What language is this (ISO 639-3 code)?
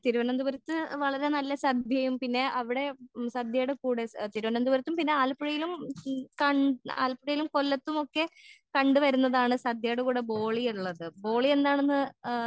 mal